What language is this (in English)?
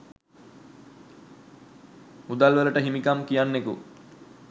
Sinhala